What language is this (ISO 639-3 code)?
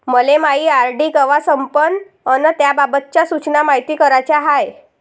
mar